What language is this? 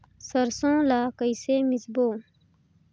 Chhattisgarhi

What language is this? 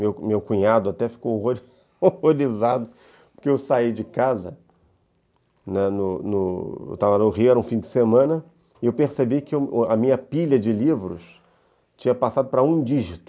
Portuguese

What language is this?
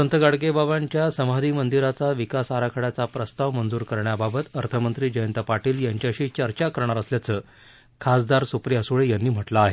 Marathi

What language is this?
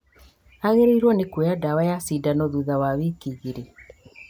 Kikuyu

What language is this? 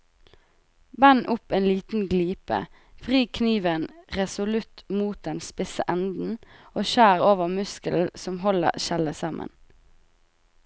Norwegian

